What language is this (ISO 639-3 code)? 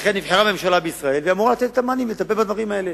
heb